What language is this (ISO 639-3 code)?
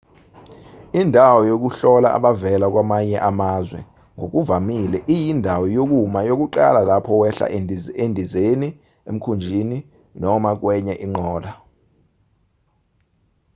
zul